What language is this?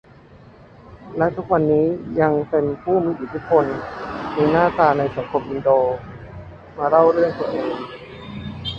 Thai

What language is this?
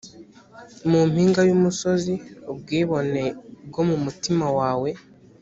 Kinyarwanda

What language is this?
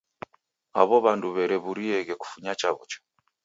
Taita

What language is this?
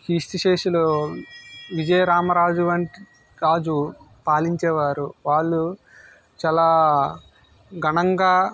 Telugu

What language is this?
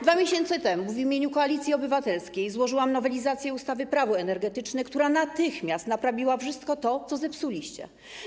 Polish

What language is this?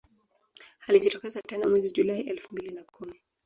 Swahili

